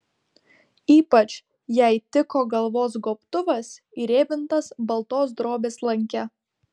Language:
Lithuanian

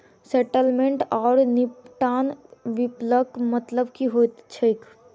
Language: Maithili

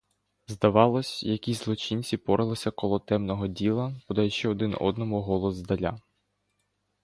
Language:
Ukrainian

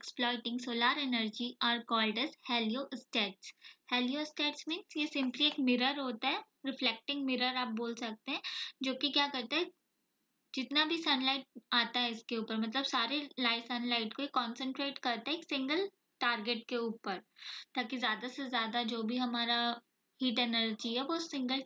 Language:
Hindi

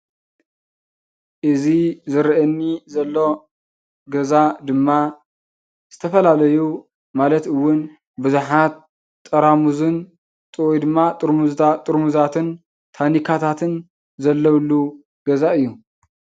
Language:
Tigrinya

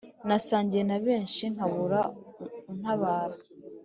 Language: Kinyarwanda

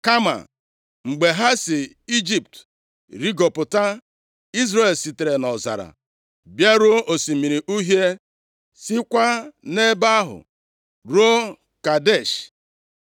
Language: Igbo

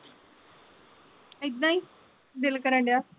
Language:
Punjabi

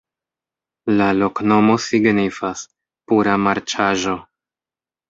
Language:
Esperanto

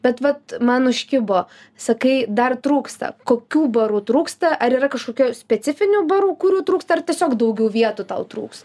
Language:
Lithuanian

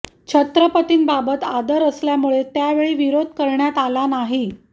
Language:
Marathi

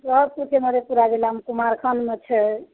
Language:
Maithili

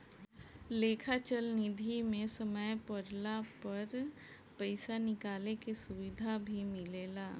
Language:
Bhojpuri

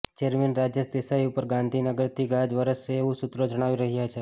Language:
Gujarati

